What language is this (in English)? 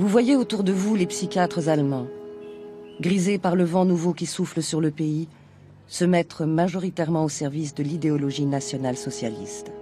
French